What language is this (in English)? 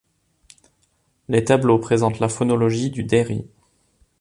French